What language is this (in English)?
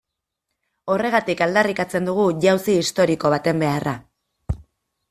Basque